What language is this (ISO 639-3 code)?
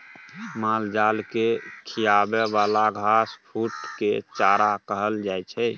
mai